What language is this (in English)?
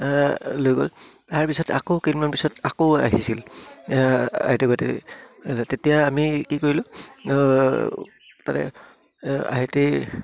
Assamese